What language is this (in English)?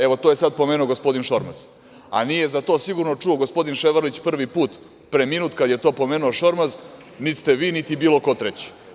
Serbian